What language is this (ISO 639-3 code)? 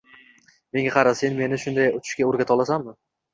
uzb